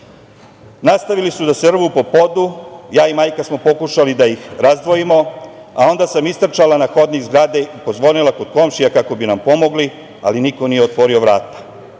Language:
Serbian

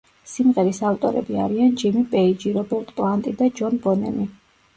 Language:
Georgian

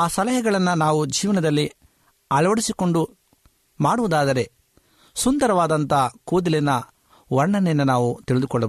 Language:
Kannada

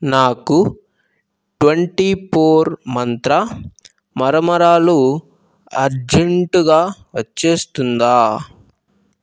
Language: Telugu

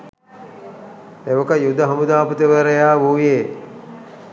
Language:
Sinhala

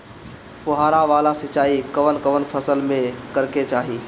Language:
Bhojpuri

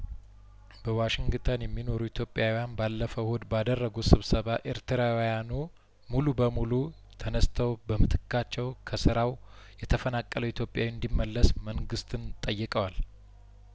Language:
Amharic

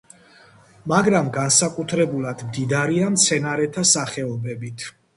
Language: Georgian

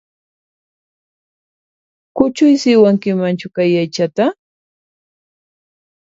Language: Puno Quechua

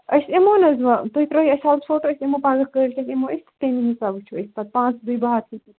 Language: Kashmiri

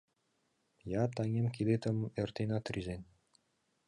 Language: Mari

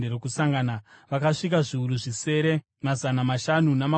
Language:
Shona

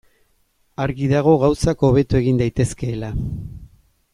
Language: Basque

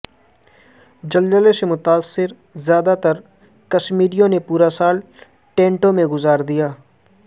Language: Urdu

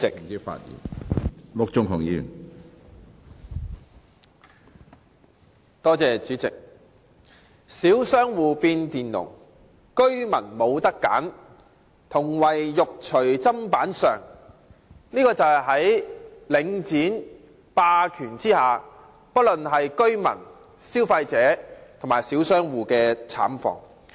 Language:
Cantonese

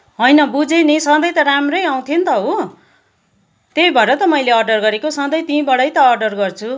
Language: Nepali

